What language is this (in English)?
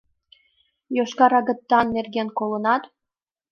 Mari